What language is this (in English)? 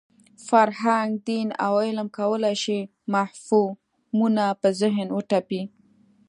Pashto